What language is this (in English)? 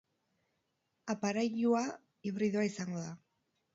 Basque